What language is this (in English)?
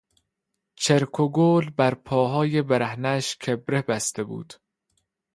Persian